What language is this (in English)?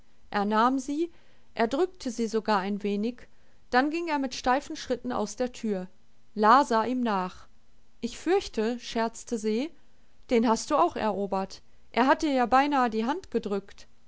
German